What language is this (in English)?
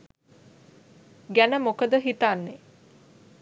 Sinhala